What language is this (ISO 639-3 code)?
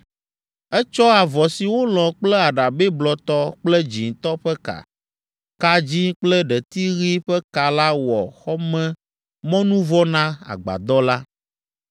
ewe